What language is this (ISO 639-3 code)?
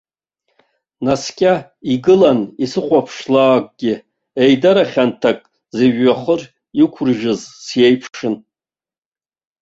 abk